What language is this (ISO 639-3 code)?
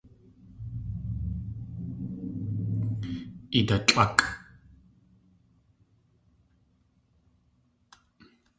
tli